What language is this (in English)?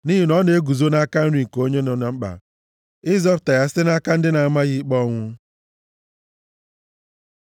Igbo